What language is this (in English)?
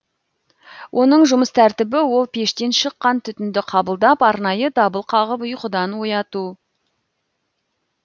Kazakh